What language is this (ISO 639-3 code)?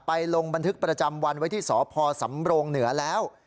tha